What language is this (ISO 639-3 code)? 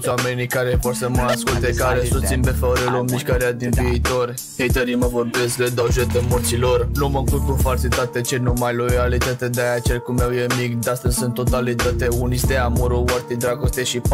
ron